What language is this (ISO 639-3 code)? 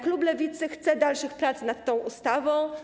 pol